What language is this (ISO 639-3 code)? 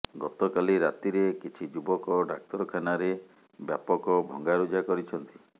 ori